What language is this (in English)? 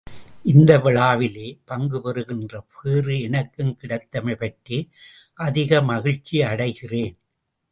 Tamil